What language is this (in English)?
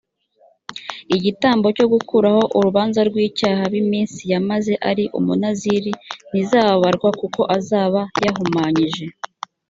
Kinyarwanda